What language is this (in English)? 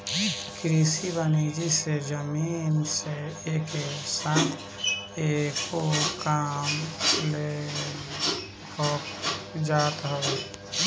Bhojpuri